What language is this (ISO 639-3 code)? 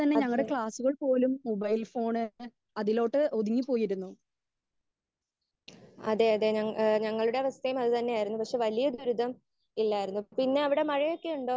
mal